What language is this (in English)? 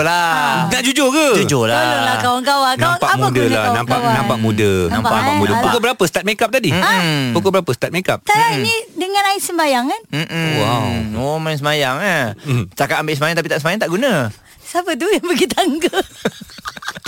Malay